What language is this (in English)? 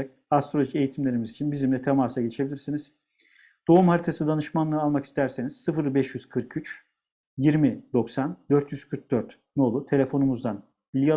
Turkish